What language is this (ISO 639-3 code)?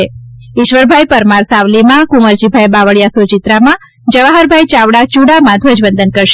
guj